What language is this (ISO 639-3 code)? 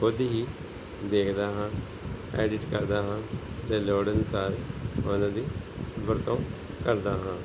pan